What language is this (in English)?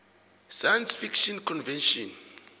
South Ndebele